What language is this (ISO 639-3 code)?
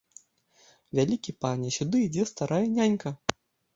bel